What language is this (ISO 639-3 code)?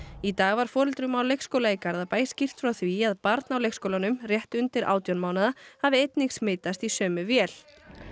isl